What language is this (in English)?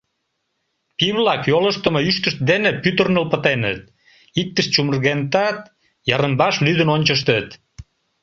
Mari